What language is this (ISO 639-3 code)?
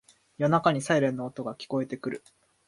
jpn